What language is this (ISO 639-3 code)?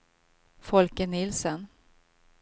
swe